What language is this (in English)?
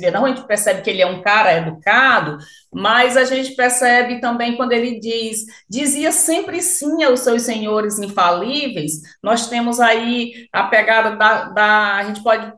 Portuguese